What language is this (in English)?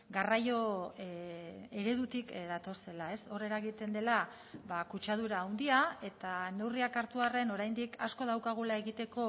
Basque